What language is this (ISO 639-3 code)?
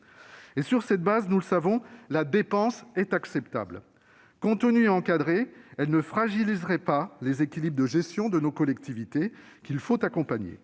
fra